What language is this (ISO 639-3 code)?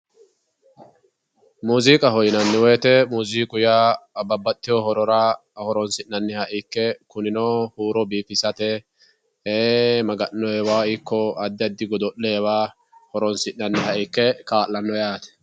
sid